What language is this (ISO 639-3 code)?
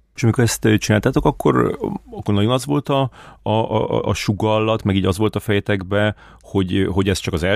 hun